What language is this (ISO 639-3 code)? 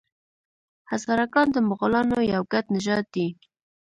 pus